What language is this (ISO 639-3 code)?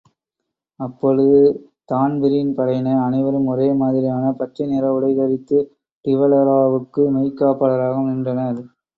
tam